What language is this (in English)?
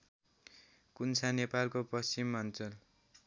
Nepali